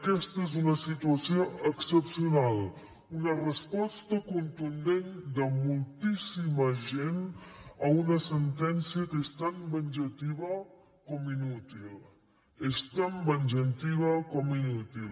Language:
Catalan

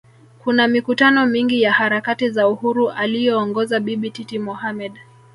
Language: Swahili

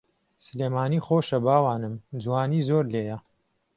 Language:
Central Kurdish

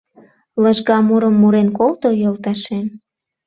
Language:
Mari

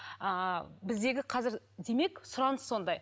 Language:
Kazakh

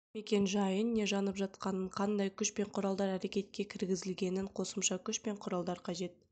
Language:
Kazakh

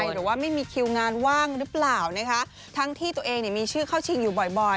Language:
Thai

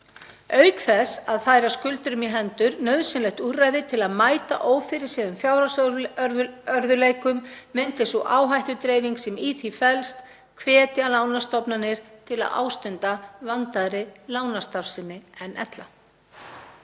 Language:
Icelandic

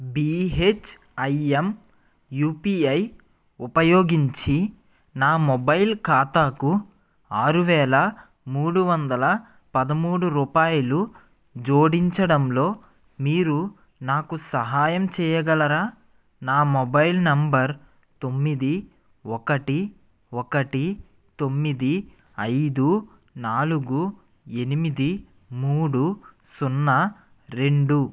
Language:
Telugu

